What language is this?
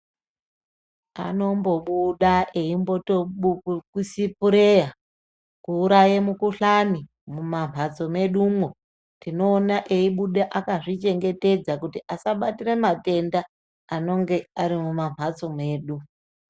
Ndau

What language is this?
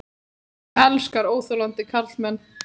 Icelandic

